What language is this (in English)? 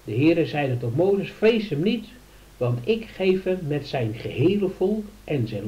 Dutch